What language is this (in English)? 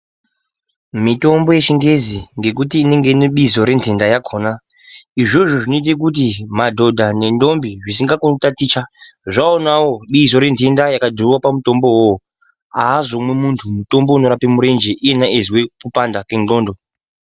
Ndau